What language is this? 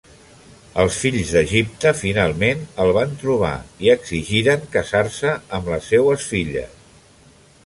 Catalan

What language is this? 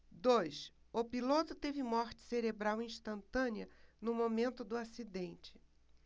Portuguese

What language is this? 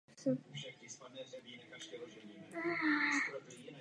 Czech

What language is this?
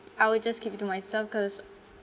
English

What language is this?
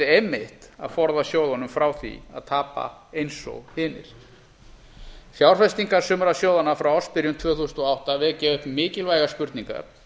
Icelandic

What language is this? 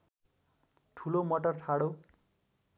Nepali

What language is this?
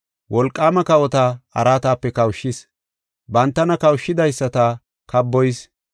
Gofa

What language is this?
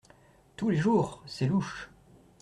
French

